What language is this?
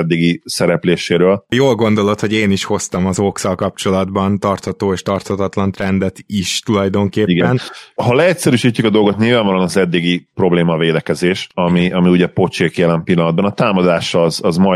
Hungarian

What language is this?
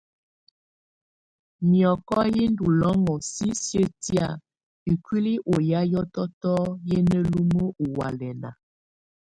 Tunen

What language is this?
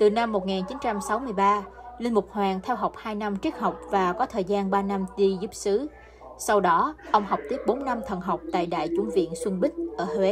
Vietnamese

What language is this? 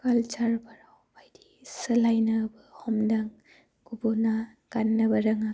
Bodo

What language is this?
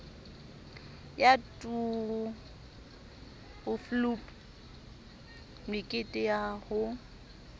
Southern Sotho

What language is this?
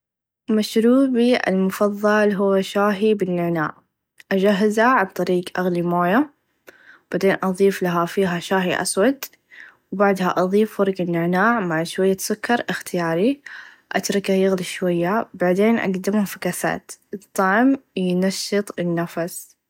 Najdi Arabic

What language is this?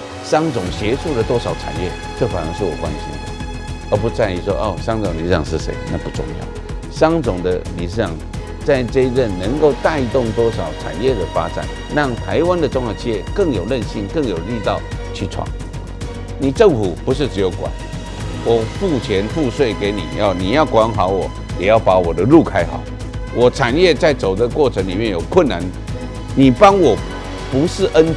Chinese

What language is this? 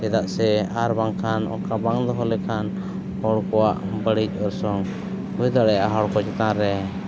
Santali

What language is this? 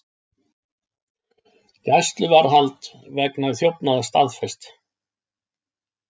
Icelandic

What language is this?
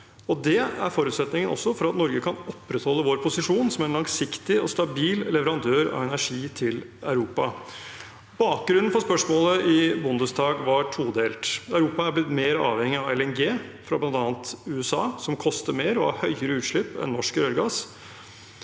Norwegian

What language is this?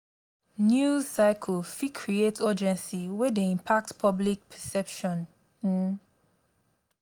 Nigerian Pidgin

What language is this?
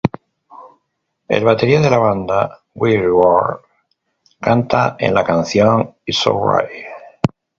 Spanish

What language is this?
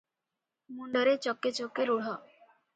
Odia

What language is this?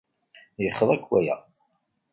Kabyle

